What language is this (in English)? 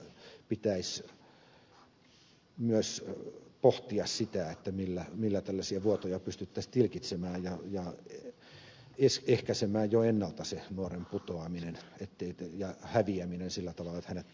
Finnish